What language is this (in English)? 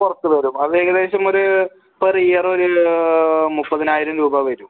Malayalam